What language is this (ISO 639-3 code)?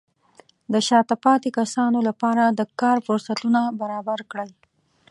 pus